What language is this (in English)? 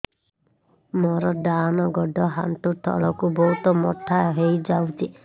Odia